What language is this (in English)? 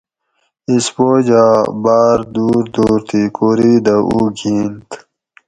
Gawri